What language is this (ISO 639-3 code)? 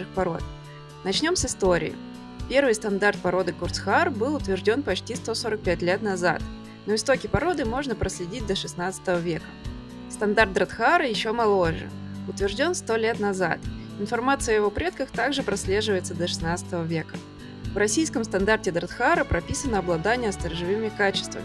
rus